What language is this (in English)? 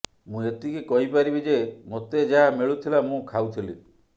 Odia